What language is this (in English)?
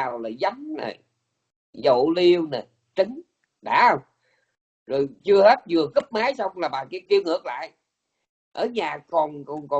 Vietnamese